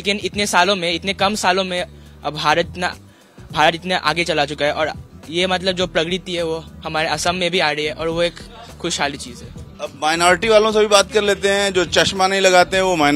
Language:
Hindi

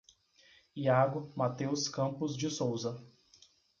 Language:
Portuguese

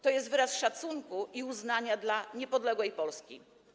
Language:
Polish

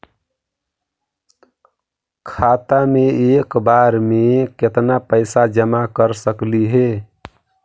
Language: Magahi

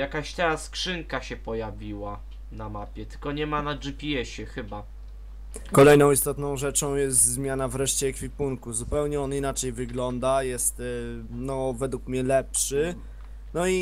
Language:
Polish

